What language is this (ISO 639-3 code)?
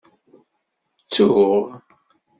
kab